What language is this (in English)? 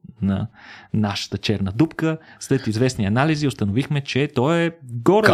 Bulgarian